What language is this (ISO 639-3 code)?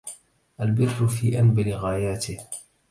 ara